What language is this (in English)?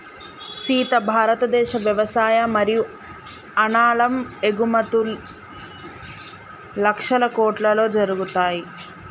Telugu